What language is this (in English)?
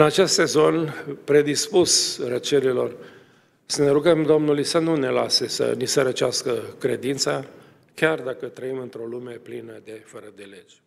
Romanian